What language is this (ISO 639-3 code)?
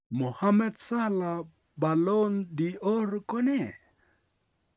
kln